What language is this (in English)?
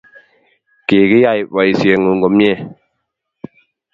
Kalenjin